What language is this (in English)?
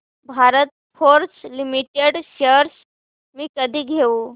Marathi